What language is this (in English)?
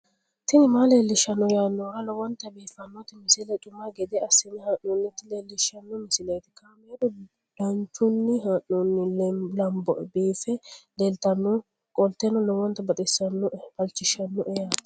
Sidamo